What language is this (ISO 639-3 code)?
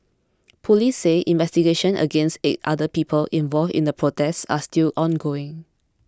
eng